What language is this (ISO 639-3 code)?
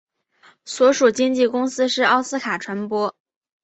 zho